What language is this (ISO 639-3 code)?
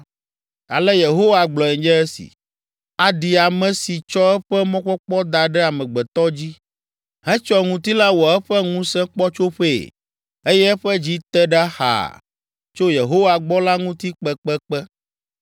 ewe